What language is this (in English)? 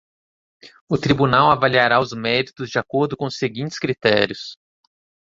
Portuguese